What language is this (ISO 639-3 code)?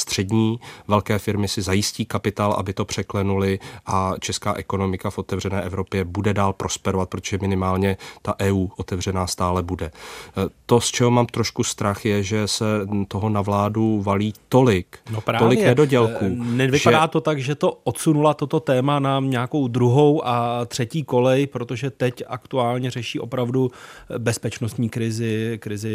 ces